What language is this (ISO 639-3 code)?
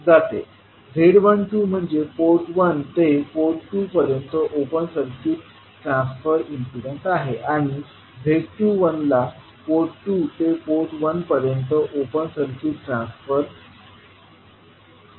mar